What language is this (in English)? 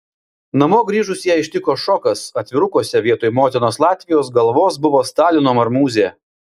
Lithuanian